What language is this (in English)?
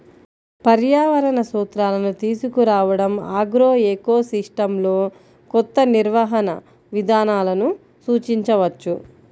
Telugu